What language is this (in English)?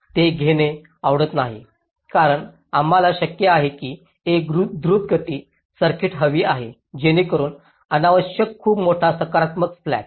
Marathi